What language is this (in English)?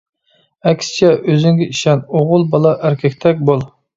Uyghur